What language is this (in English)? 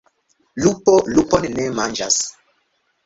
Esperanto